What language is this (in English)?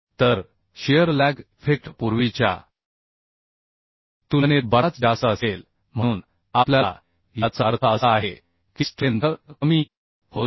Marathi